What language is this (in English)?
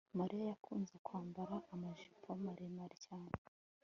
Kinyarwanda